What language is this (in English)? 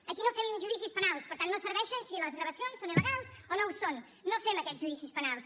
Catalan